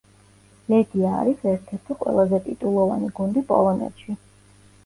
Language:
Georgian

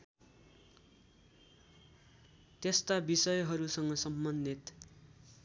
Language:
Nepali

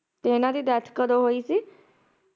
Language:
Punjabi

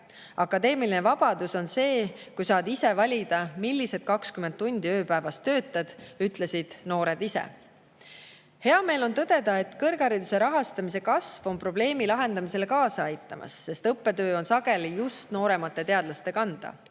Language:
Estonian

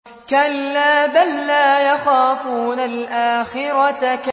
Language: Arabic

